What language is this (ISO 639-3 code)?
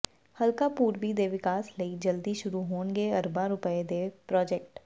pan